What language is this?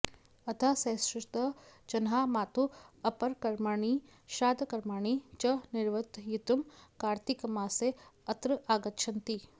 Sanskrit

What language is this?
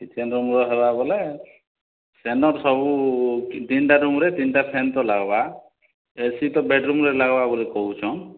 Odia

